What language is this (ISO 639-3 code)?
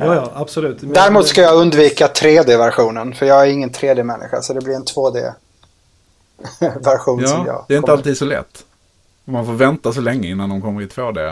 swe